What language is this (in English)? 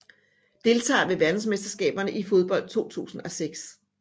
Danish